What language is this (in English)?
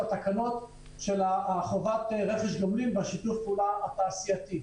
Hebrew